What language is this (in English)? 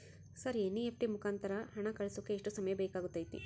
Kannada